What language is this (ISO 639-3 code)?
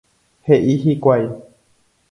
grn